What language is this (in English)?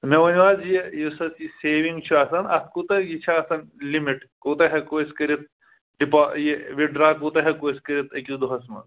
Kashmiri